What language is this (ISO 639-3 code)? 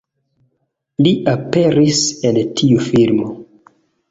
epo